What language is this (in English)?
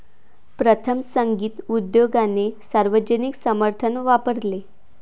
Marathi